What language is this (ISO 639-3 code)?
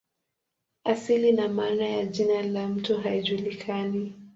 swa